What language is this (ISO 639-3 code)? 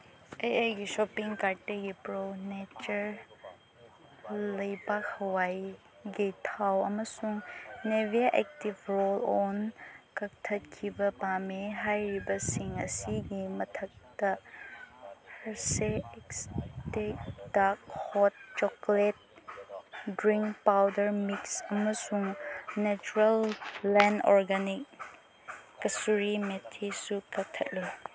mni